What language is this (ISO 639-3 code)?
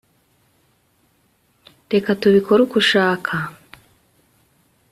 kin